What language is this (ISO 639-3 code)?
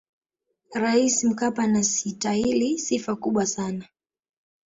swa